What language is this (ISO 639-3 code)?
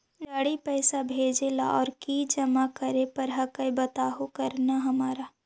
mag